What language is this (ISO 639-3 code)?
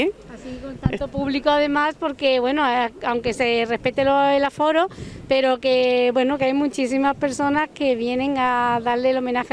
spa